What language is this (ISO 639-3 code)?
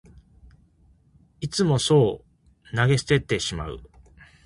jpn